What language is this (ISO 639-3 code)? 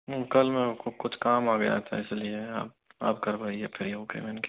hin